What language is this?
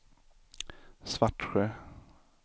Swedish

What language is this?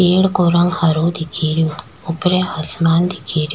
Rajasthani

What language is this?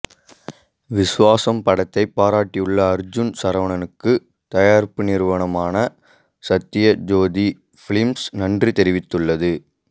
Tamil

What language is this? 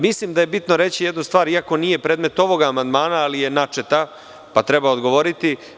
Serbian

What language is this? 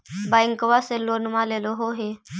Magahi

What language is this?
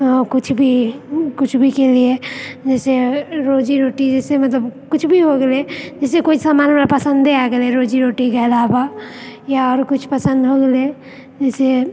Maithili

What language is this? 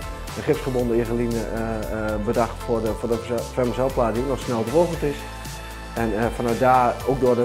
Dutch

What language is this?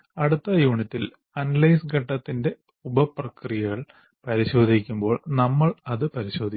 Malayalam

